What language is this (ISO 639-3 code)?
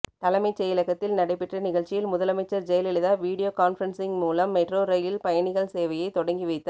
tam